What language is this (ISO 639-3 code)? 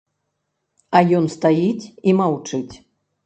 bel